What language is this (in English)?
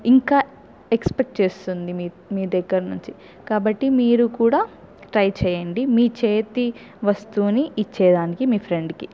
Telugu